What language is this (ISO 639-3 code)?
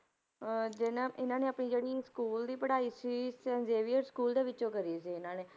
pan